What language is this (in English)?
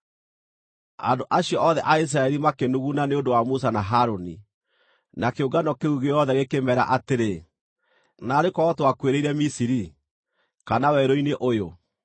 Kikuyu